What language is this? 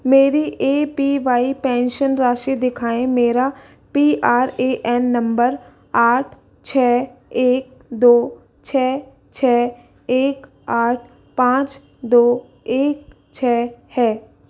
Hindi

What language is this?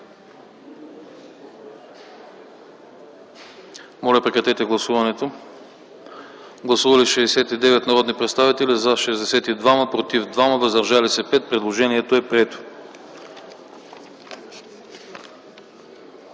Bulgarian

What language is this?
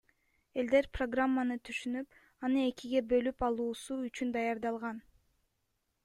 Kyrgyz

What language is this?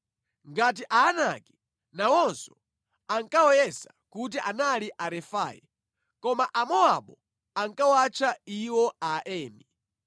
Nyanja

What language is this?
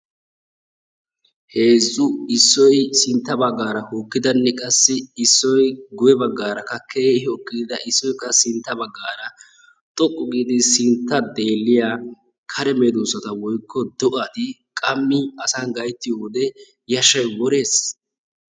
Wolaytta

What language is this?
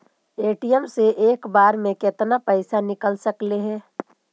Magahi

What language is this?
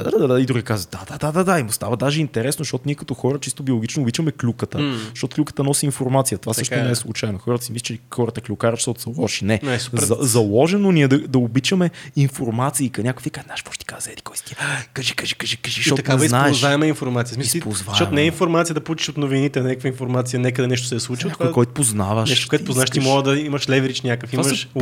Bulgarian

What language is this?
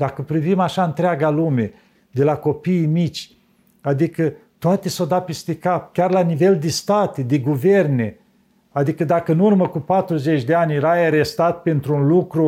Romanian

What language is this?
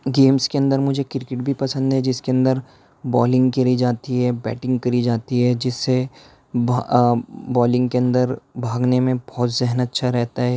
Urdu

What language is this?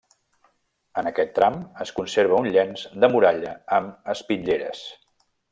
Catalan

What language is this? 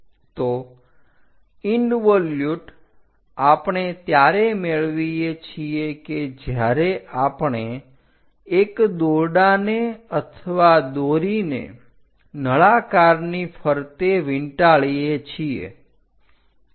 Gujarati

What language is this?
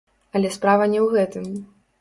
Belarusian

